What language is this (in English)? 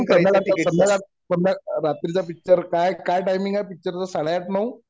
Marathi